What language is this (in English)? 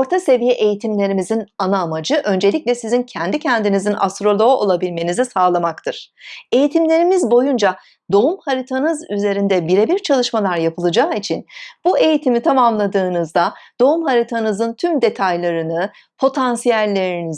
Turkish